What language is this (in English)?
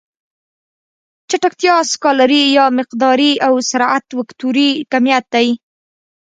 Pashto